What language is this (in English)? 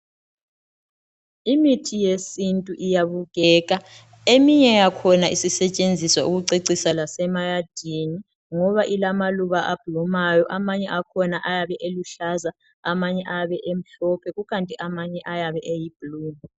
North Ndebele